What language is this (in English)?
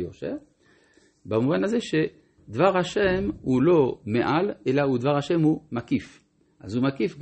Hebrew